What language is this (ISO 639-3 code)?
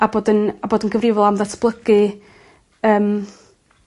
cym